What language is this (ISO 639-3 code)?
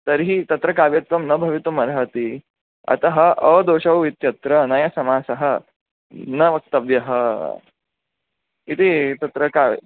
san